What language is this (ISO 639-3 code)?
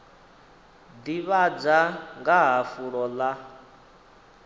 ven